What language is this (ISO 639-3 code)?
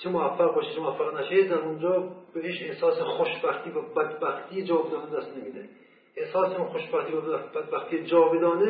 fas